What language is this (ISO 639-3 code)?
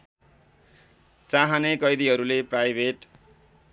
nep